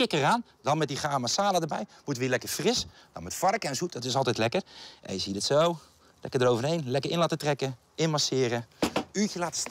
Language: Dutch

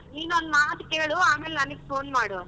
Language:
Kannada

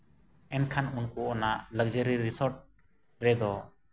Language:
Santali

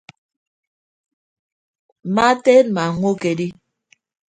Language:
Ibibio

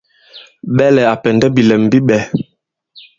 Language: Bankon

